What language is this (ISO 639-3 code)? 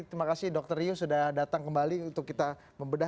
ind